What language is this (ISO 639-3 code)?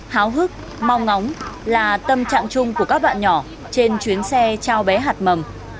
vie